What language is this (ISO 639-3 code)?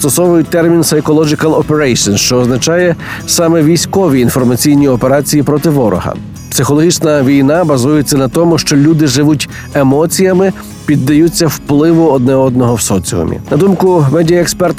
ukr